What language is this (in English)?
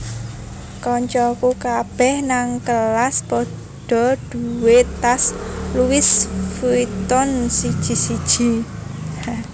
Javanese